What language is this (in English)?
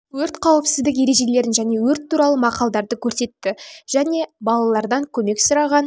Kazakh